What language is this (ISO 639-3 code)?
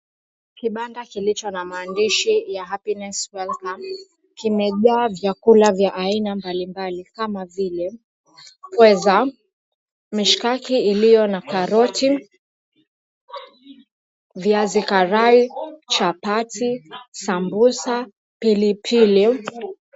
swa